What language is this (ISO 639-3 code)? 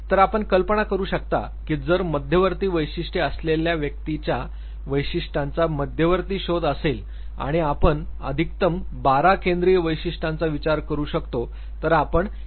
mar